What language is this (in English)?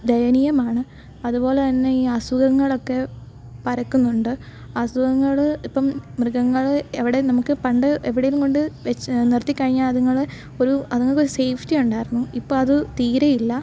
Malayalam